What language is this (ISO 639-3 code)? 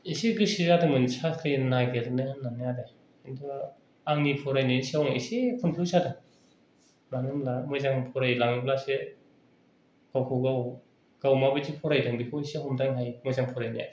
brx